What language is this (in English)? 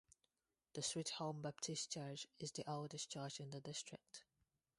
English